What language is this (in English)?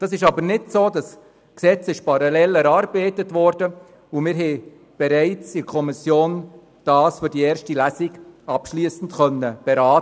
Swiss German